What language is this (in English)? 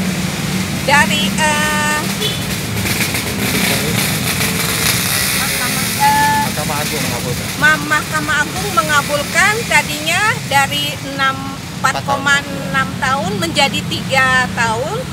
Indonesian